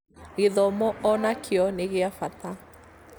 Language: Kikuyu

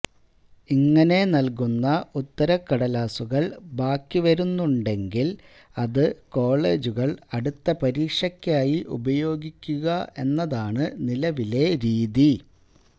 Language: Malayalam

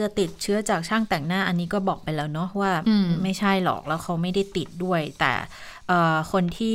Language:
Thai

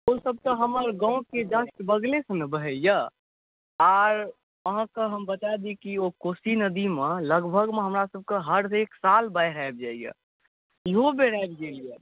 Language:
Maithili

